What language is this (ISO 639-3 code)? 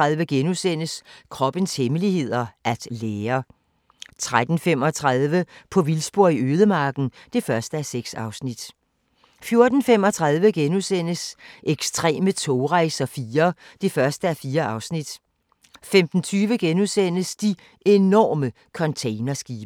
dan